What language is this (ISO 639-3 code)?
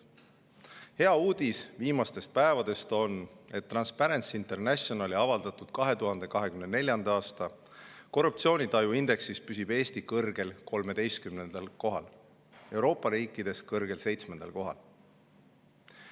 est